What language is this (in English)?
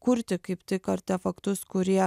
Lithuanian